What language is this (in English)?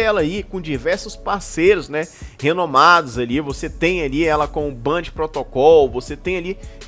Portuguese